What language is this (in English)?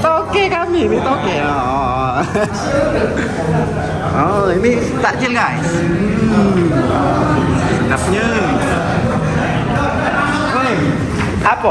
Indonesian